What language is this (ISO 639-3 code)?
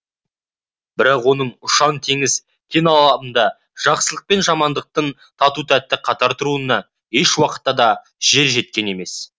kaz